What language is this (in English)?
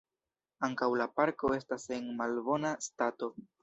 Esperanto